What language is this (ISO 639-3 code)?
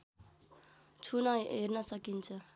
nep